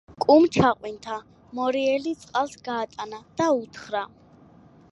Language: Georgian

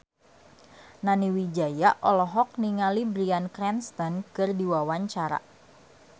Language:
Sundanese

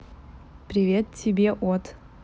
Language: Russian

